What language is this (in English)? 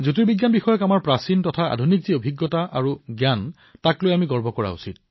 Assamese